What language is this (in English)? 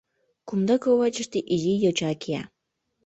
Mari